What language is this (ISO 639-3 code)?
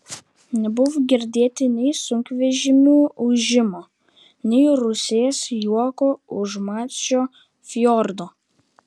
lit